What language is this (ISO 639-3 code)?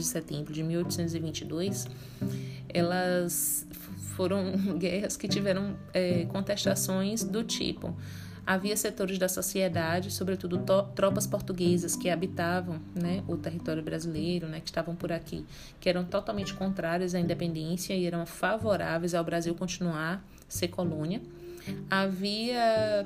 por